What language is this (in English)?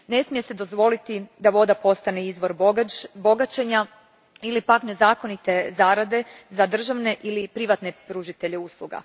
Croatian